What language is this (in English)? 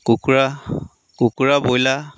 Assamese